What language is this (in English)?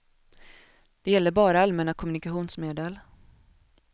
Swedish